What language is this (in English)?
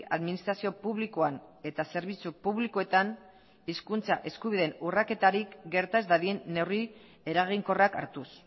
Basque